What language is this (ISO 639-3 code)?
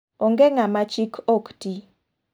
luo